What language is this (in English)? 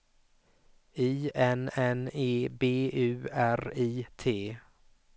Swedish